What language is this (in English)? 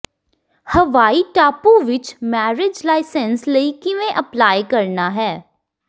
Punjabi